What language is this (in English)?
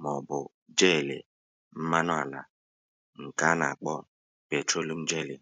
Igbo